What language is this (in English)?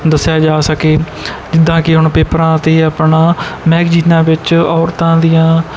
Punjabi